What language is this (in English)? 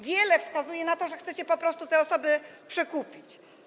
Polish